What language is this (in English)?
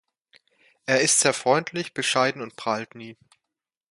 German